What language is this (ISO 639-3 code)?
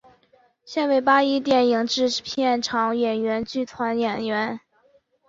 zho